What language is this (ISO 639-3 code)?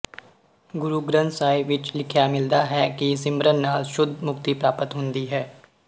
pan